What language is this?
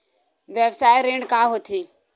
Chhattisgarhi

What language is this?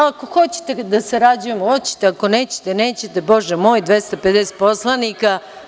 Serbian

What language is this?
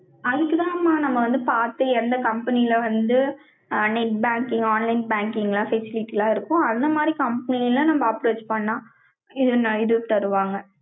Tamil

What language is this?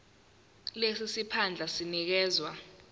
Zulu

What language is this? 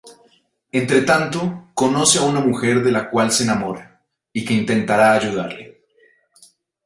Spanish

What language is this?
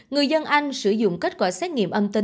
Vietnamese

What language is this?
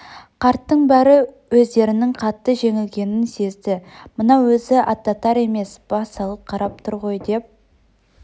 Kazakh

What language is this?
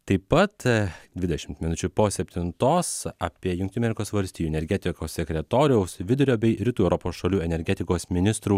Lithuanian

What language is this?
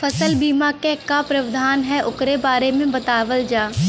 Bhojpuri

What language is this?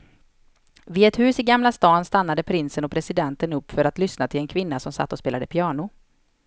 Swedish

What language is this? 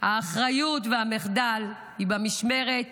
Hebrew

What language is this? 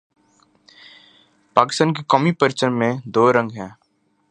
Urdu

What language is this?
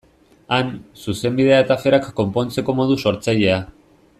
Basque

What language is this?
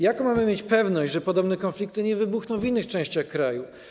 Polish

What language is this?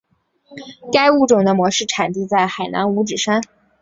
Chinese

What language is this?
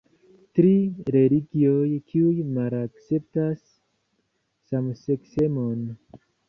Esperanto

